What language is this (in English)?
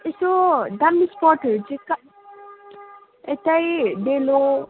Nepali